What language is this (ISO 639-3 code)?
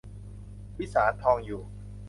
tha